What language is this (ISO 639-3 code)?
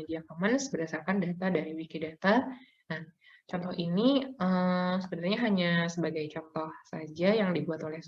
ind